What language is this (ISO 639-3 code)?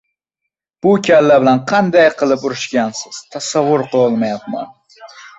uzb